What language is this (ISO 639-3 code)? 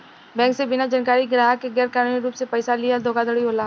bho